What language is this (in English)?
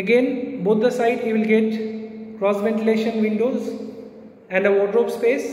English